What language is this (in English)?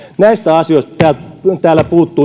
Finnish